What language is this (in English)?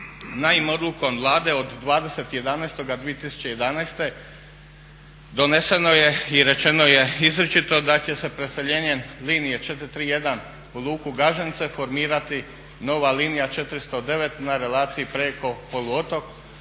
Croatian